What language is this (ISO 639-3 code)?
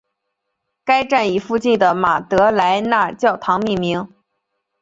zho